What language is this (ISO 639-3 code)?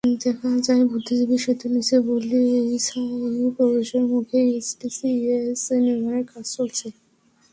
ben